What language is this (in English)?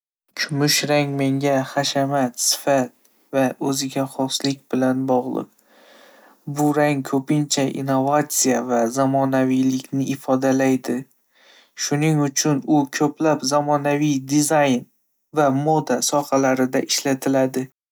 Uzbek